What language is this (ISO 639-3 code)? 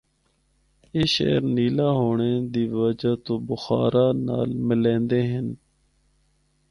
hno